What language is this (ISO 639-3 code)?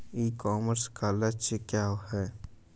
hin